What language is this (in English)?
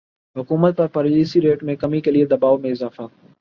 Urdu